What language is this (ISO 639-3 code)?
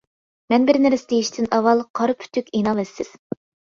uig